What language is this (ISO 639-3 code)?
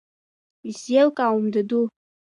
abk